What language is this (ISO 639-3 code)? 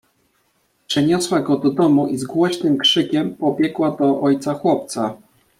pol